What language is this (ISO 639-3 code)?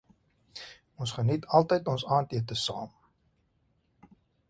afr